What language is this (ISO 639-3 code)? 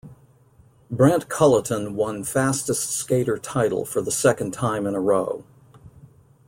eng